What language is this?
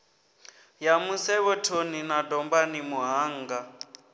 Venda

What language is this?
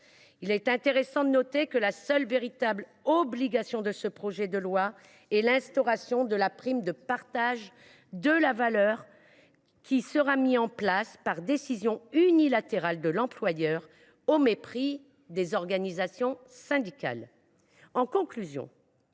French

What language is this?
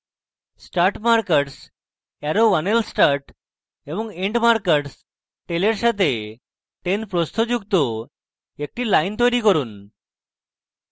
Bangla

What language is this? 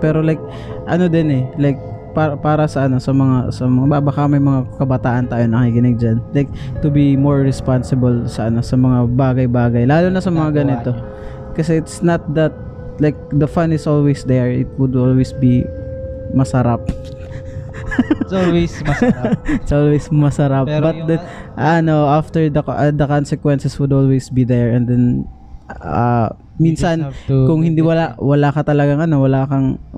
Filipino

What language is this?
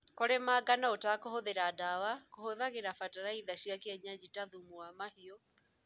Kikuyu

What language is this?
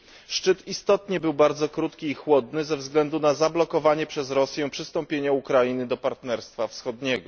Polish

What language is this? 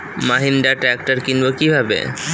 Bangla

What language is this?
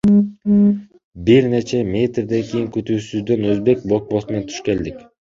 Kyrgyz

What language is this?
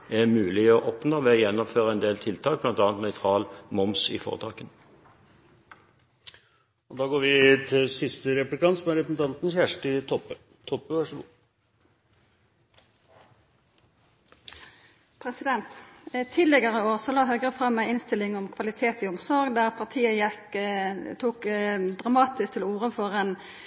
Norwegian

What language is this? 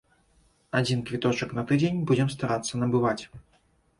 Belarusian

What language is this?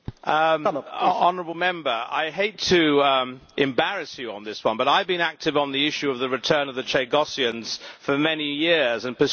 English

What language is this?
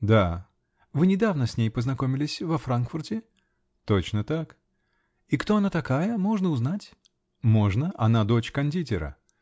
Russian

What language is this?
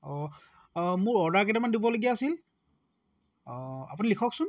Assamese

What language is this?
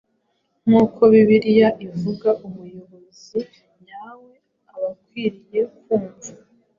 Kinyarwanda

